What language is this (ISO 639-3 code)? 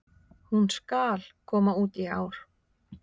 isl